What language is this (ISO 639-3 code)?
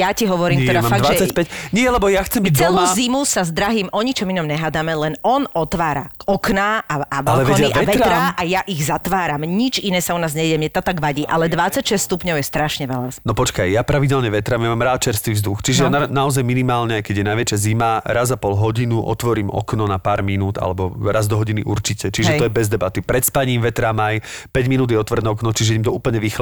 slk